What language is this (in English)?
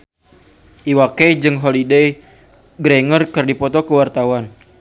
Sundanese